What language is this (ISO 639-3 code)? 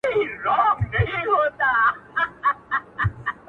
pus